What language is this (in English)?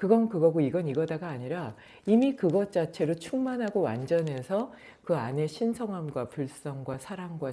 Korean